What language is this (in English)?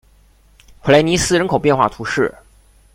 Chinese